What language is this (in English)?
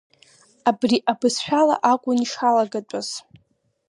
Abkhazian